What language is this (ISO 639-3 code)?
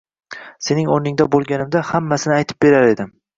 uzb